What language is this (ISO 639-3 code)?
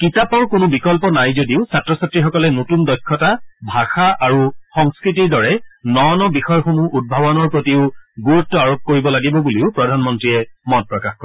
asm